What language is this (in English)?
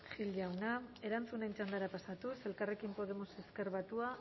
Basque